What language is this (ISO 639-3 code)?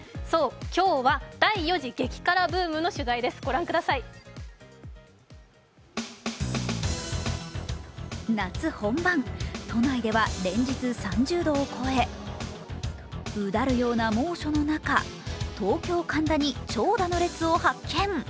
jpn